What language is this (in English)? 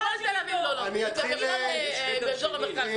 Hebrew